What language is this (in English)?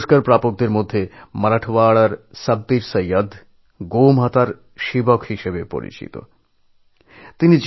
Bangla